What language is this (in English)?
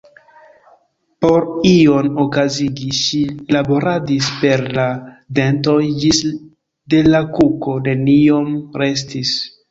Esperanto